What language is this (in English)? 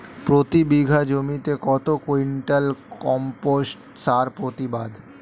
Bangla